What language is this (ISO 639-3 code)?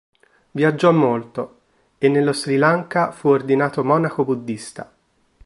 ita